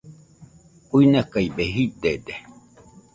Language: Nüpode Huitoto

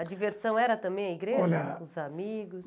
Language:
Portuguese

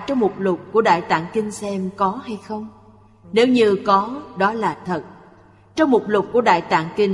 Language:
Vietnamese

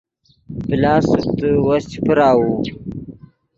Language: Yidgha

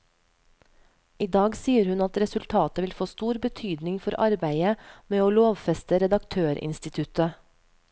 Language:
Norwegian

